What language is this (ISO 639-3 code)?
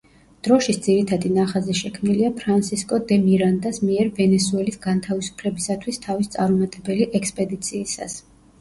kat